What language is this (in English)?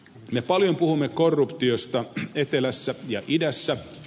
Finnish